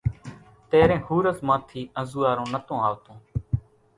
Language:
Kachi Koli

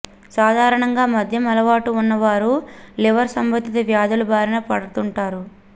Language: Telugu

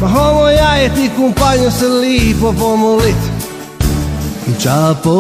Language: Ukrainian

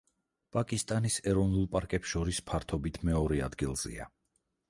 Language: Georgian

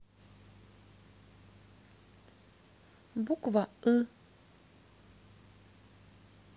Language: Russian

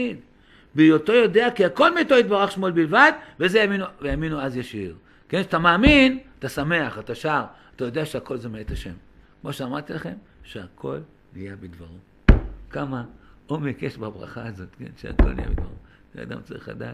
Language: Hebrew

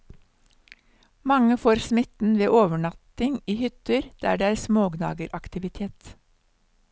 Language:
Norwegian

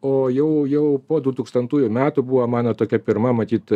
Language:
Lithuanian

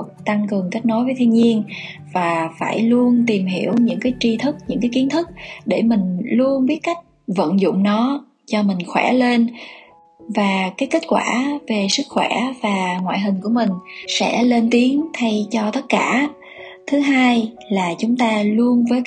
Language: Vietnamese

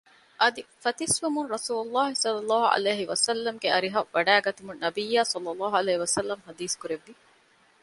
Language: Divehi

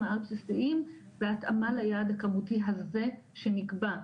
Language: Hebrew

